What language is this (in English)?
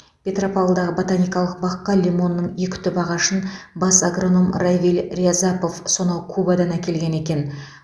Kazakh